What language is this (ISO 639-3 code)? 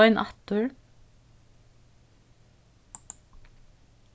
fao